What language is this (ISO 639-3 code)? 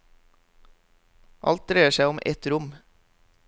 nor